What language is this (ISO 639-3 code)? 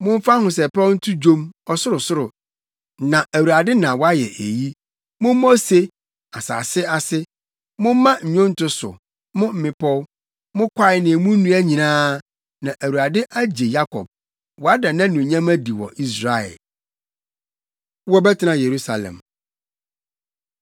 aka